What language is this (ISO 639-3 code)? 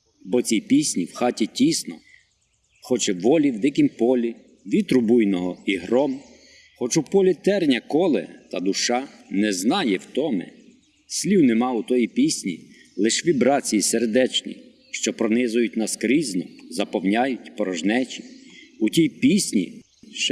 ukr